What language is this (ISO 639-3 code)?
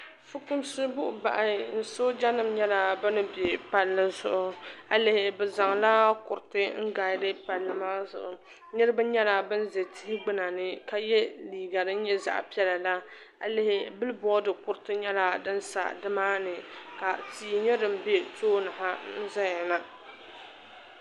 dag